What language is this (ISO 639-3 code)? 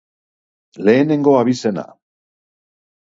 eus